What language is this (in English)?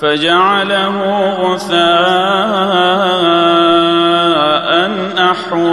Arabic